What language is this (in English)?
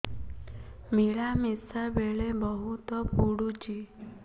Odia